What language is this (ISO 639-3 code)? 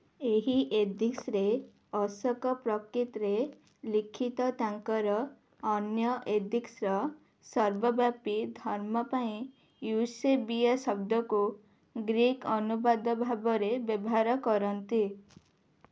ori